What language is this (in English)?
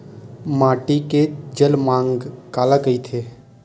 Chhattisgarhi